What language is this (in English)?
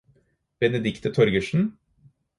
Norwegian Bokmål